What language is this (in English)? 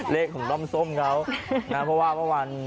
Thai